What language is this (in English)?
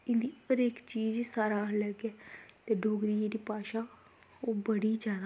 Dogri